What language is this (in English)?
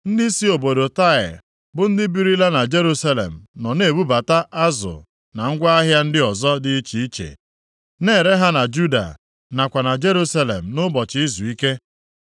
Igbo